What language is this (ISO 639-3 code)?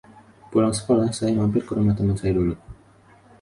ind